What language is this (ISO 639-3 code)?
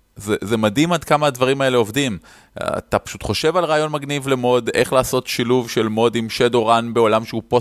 heb